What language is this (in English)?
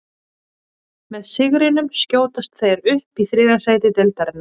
Icelandic